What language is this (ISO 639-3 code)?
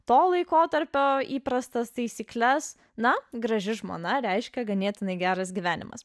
lit